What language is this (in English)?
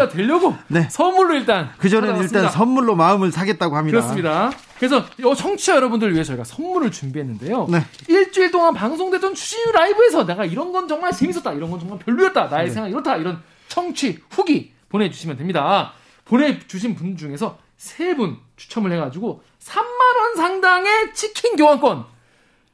Korean